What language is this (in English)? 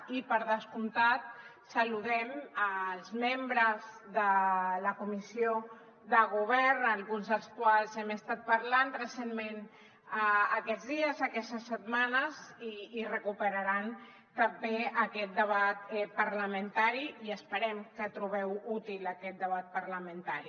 Catalan